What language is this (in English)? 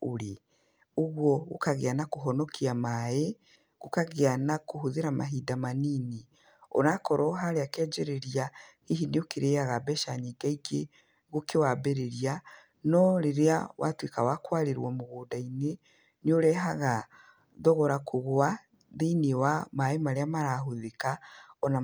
Kikuyu